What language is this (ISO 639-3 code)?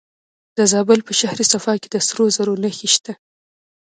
pus